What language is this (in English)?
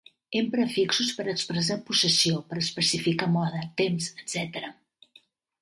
Catalan